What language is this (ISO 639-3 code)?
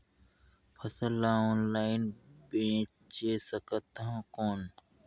hne